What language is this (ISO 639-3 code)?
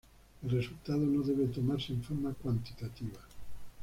spa